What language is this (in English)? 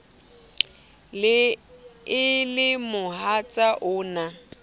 Southern Sotho